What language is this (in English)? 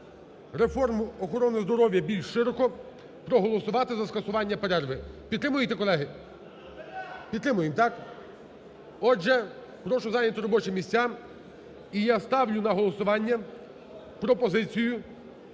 Ukrainian